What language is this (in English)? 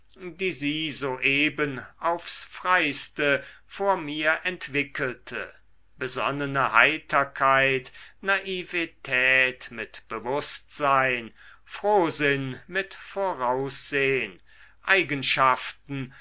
German